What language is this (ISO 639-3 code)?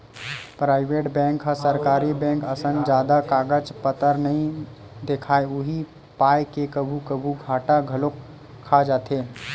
hne